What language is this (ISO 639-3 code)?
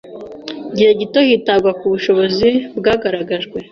kin